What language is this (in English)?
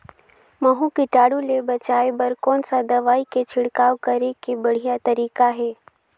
Chhattisgarhi